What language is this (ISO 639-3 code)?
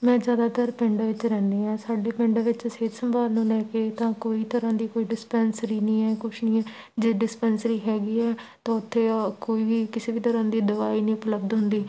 pan